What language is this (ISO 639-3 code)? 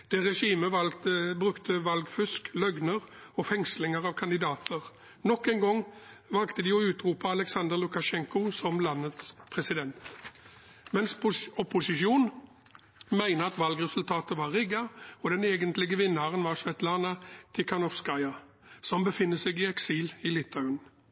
nob